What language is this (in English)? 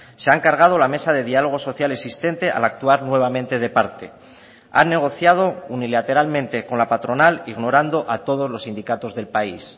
Spanish